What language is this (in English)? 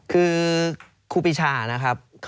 Thai